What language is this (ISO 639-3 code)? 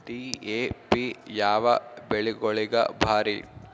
kan